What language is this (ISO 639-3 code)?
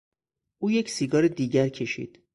fas